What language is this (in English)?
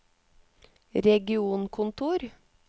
Norwegian